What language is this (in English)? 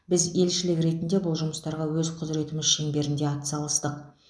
Kazakh